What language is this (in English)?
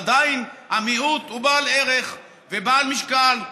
Hebrew